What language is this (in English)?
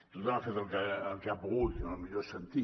Catalan